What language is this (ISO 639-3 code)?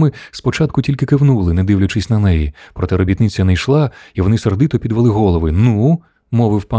ukr